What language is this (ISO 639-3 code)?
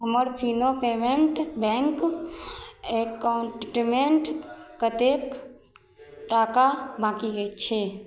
mai